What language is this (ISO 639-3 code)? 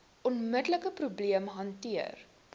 afr